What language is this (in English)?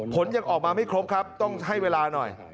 Thai